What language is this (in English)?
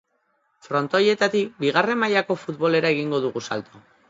Basque